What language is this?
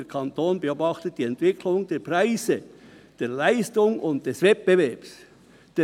Swiss German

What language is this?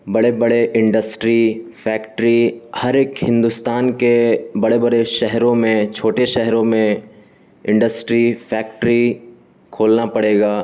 Urdu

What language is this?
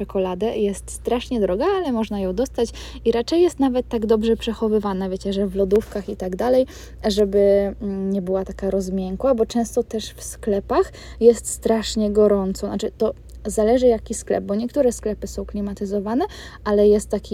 Polish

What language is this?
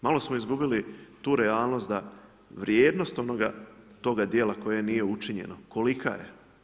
Croatian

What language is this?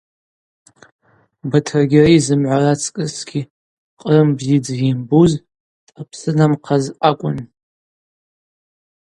Abaza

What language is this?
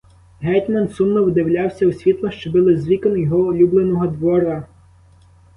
Ukrainian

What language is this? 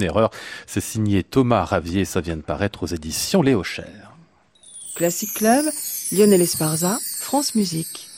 French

